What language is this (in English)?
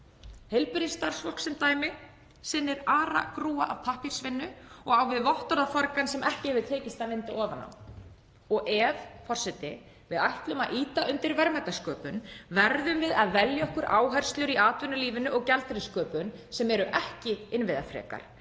Icelandic